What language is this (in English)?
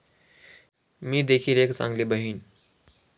Marathi